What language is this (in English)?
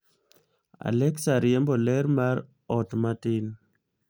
Luo (Kenya and Tanzania)